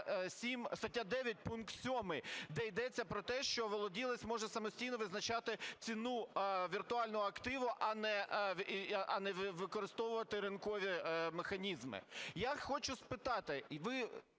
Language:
Ukrainian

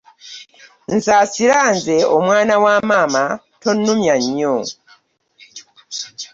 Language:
Ganda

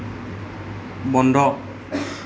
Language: Assamese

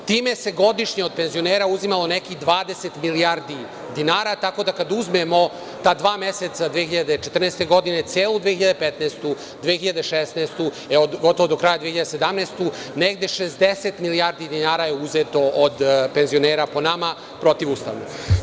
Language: Serbian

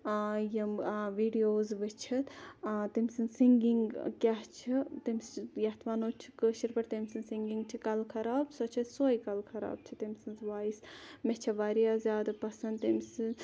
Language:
Kashmiri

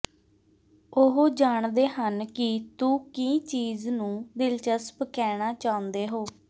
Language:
Punjabi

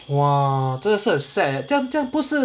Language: English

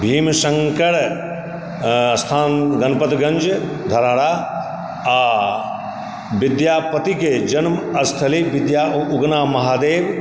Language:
Maithili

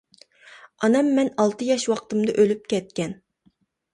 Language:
Uyghur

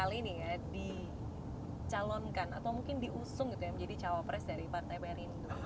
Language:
Indonesian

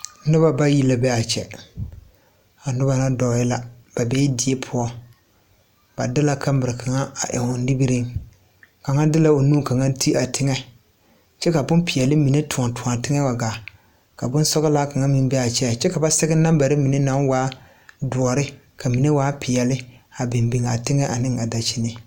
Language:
Southern Dagaare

